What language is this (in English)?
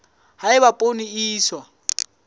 Southern Sotho